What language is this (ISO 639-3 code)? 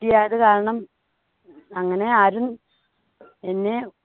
mal